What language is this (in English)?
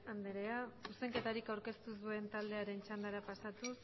Basque